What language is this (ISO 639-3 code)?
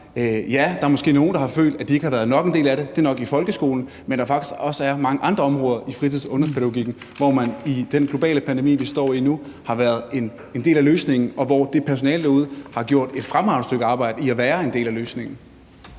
dan